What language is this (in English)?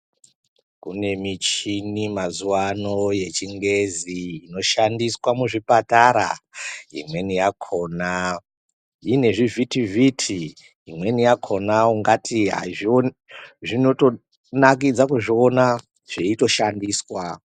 Ndau